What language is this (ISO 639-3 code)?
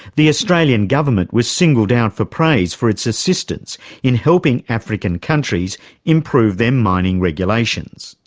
eng